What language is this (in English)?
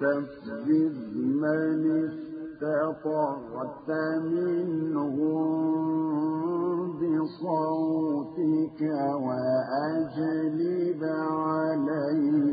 Arabic